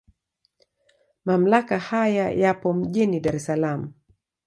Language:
Swahili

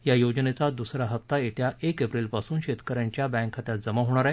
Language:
Marathi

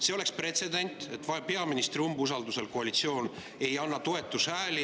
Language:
Estonian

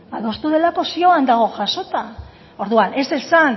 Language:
Basque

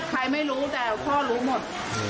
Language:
Thai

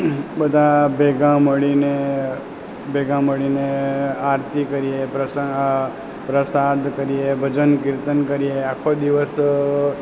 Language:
Gujarati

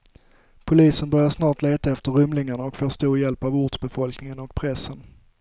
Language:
Swedish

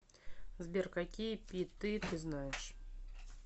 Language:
Russian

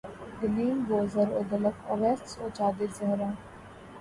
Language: Urdu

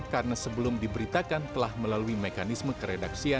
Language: Indonesian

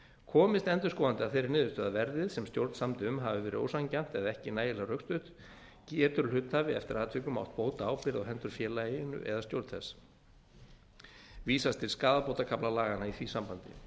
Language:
Icelandic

